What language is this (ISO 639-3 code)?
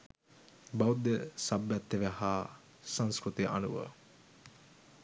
sin